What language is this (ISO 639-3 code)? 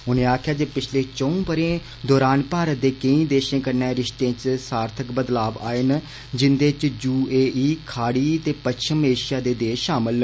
doi